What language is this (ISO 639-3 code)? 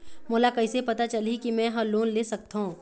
hne